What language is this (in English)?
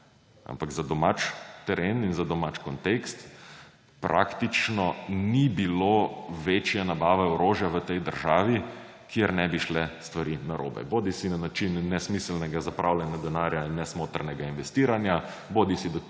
Slovenian